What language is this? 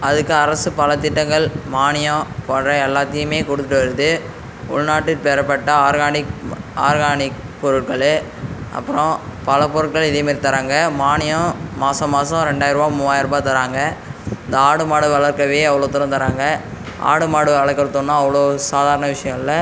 Tamil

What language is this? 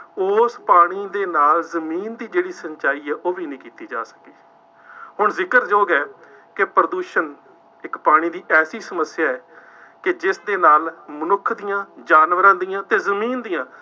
Punjabi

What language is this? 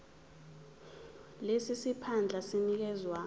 Zulu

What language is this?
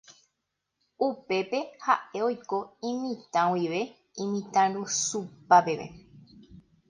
Guarani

